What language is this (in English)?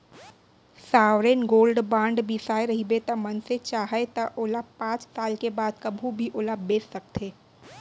Chhattisgarhi